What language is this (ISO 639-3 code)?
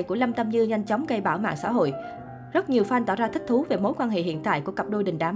vie